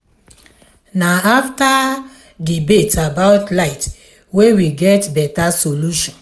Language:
Nigerian Pidgin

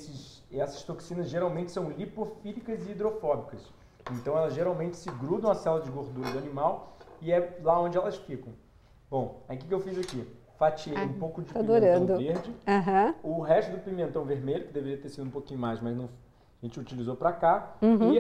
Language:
Portuguese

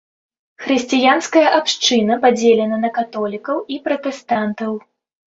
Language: Belarusian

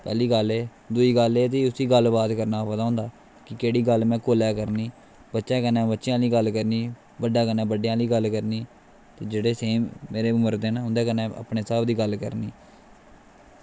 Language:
Dogri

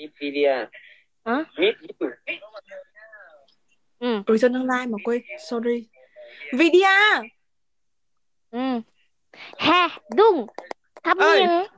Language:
Vietnamese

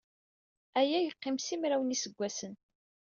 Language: Kabyle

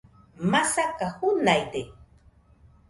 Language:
Nüpode Huitoto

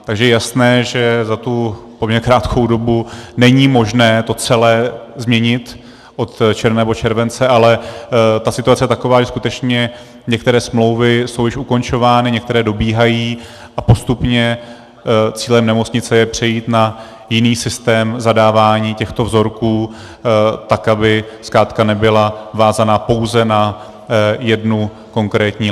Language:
Czech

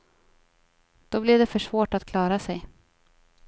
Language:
Swedish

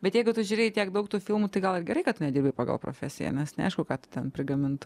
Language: Lithuanian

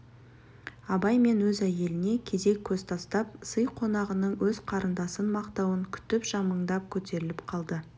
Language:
Kazakh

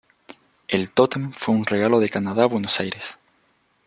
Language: Spanish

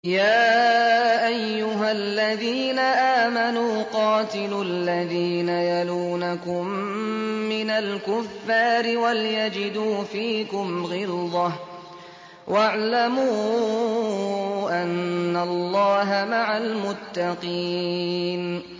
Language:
Arabic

